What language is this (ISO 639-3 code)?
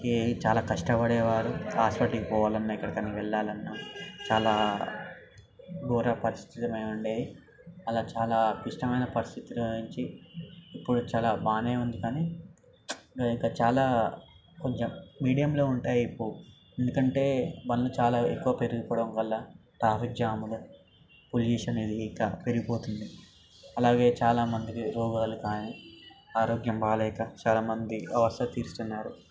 tel